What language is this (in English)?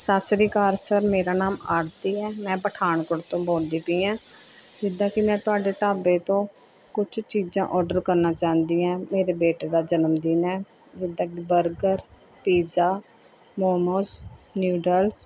Punjabi